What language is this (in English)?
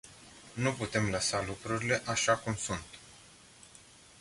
Romanian